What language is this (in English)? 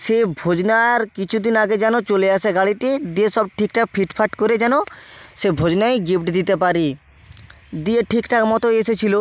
Bangla